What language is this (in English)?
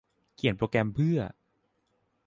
Thai